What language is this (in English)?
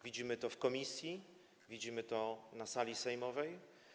Polish